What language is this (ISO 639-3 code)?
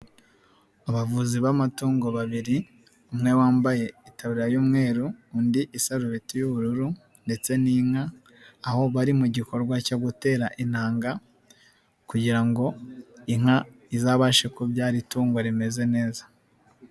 kin